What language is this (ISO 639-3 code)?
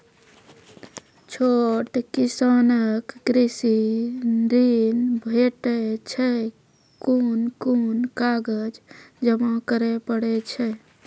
mai